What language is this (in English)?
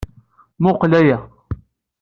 Kabyle